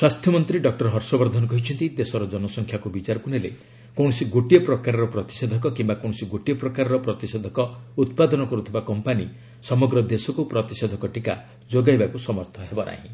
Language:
Odia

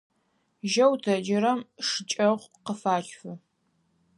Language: Adyghe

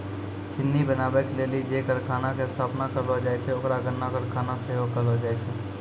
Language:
Maithili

